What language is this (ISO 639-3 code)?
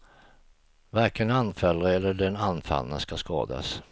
swe